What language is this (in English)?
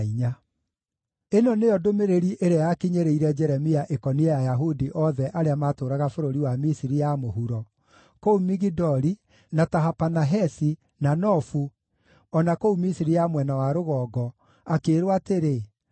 Kikuyu